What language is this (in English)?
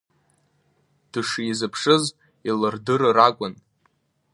Abkhazian